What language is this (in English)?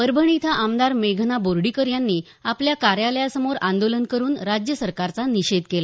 Marathi